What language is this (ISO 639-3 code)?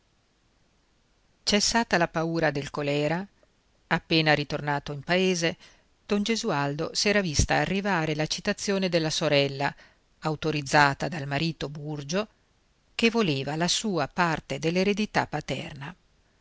ita